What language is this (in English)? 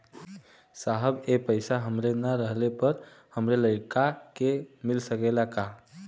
Bhojpuri